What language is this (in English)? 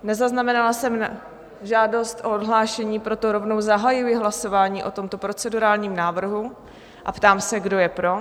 Czech